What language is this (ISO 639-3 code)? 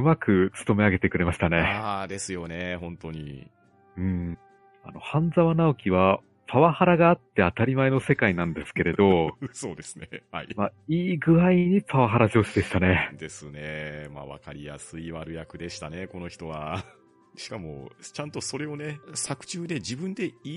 jpn